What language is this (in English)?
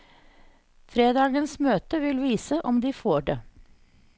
Norwegian